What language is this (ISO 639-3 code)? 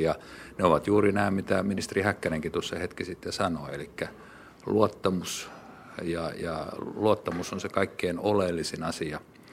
fin